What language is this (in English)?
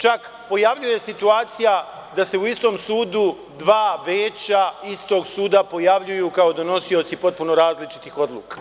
Serbian